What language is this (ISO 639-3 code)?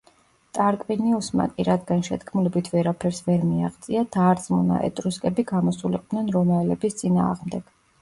kat